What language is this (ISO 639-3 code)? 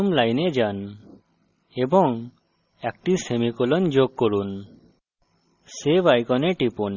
ben